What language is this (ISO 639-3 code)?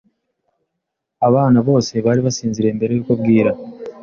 kin